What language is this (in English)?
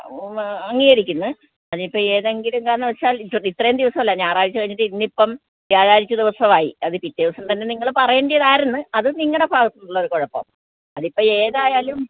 Malayalam